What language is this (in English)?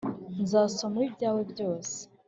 Kinyarwanda